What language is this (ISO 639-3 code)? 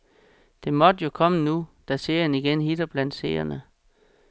dan